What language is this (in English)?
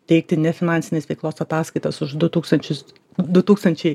Lithuanian